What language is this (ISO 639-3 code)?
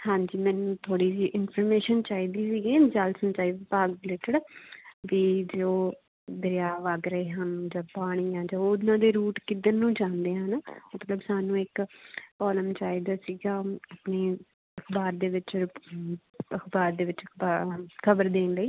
pan